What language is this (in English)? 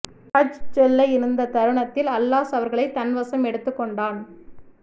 Tamil